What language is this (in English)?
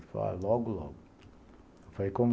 Portuguese